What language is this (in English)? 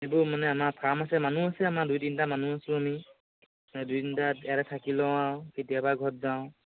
Assamese